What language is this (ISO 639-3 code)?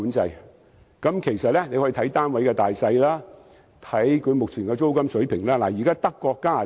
yue